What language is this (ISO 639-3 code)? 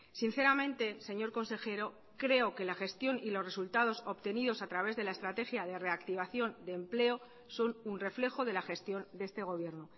spa